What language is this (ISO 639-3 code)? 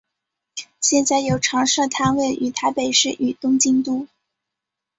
zho